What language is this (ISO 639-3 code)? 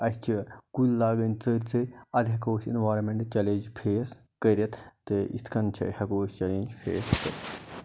kas